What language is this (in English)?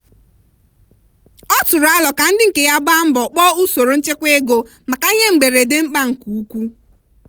Igbo